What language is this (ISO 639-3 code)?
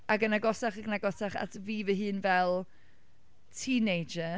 cym